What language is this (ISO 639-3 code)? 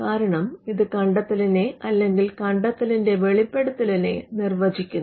mal